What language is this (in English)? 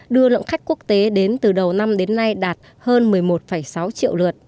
Vietnamese